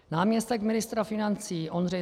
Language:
Czech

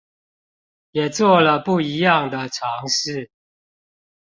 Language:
Chinese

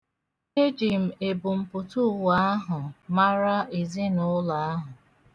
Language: Igbo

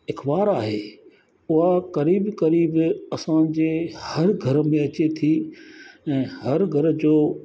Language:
Sindhi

